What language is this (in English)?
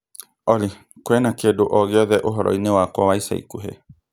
Kikuyu